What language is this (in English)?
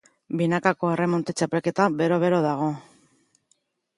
Basque